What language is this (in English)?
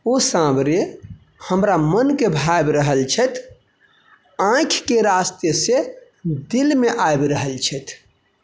Maithili